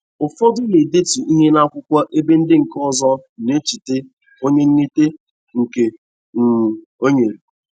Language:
Igbo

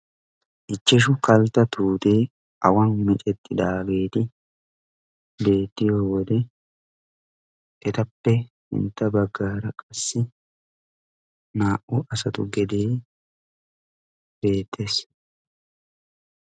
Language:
Wolaytta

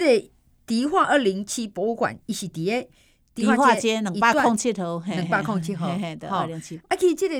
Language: Chinese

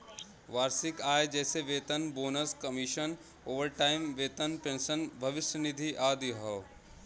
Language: Bhojpuri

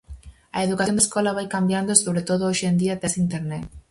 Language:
Galician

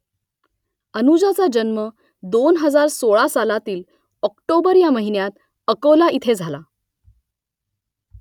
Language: Marathi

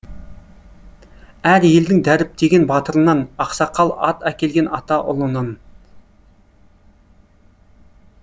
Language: Kazakh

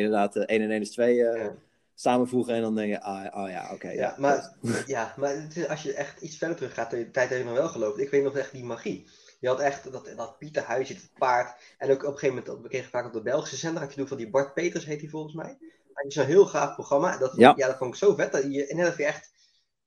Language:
Dutch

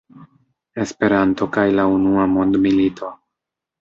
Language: Esperanto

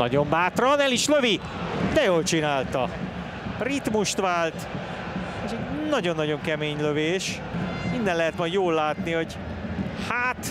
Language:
Hungarian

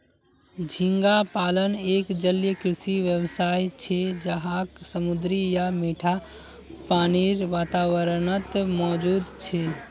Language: Magahi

